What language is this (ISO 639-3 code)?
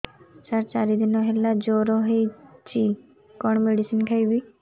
ori